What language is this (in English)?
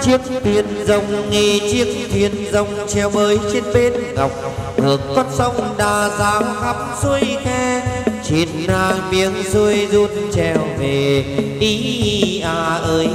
Vietnamese